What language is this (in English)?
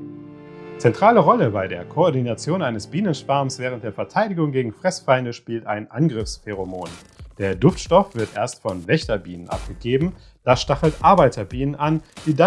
German